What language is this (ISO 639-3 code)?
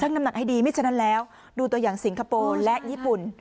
tha